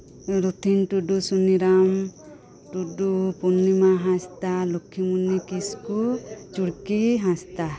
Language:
Santali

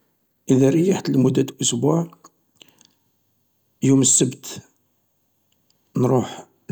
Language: Algerian Arabic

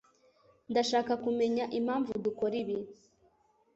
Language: Kinyarwanda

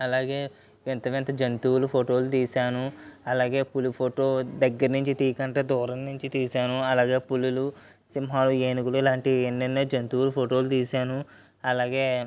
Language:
Telugu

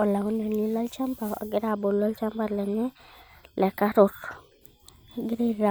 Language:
Masai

